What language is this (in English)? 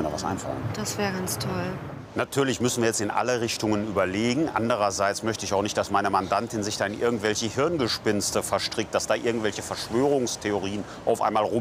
German